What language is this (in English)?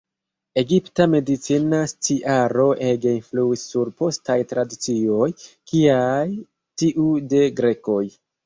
Esperanto